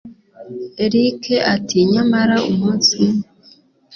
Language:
Kinyarwanda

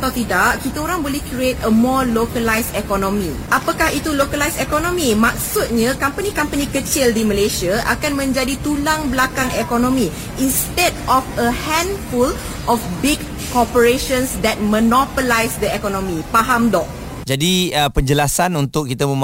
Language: Malay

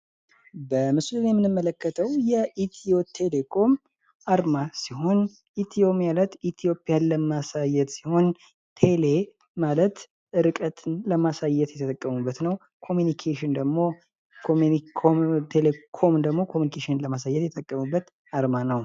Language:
Amharic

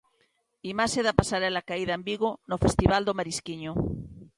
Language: Galician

